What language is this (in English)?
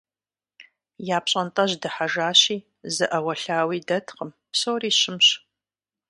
Kabardian